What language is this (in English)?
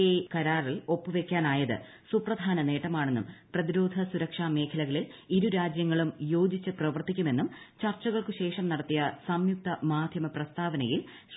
Malayalam